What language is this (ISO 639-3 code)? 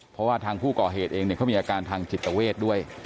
tha